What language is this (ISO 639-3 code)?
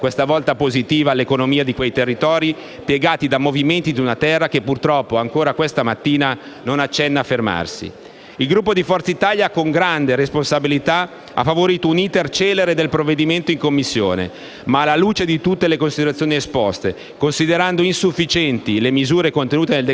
ita